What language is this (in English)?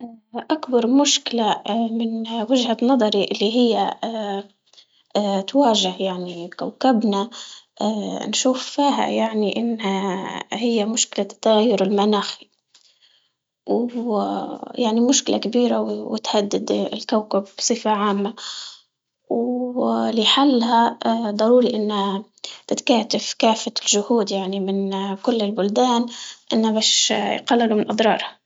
Libyan Arabic